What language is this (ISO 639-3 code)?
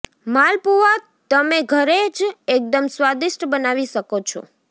guj